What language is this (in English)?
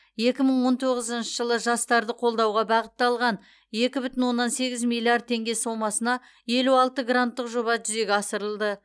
Kazakh